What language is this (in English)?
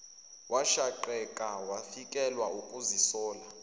Zulu